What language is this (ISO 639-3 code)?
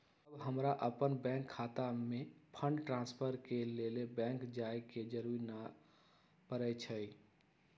mag